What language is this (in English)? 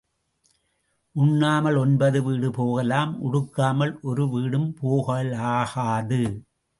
Tamil